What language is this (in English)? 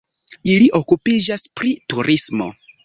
Esperanto